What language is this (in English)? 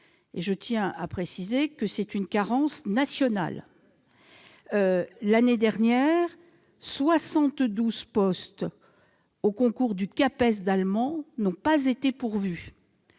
French